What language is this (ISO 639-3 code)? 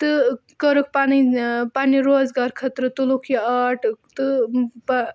kas